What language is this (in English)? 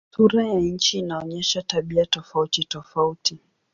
Swahili